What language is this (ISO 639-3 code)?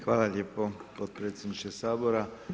hrv